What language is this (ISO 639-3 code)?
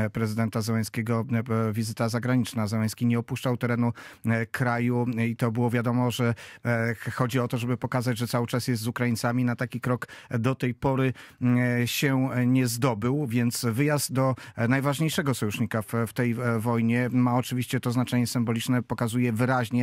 pol